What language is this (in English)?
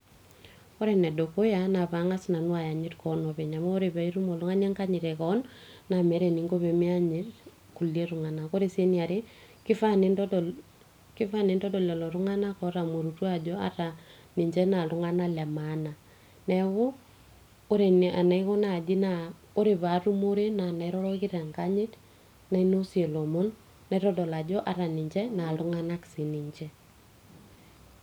Masai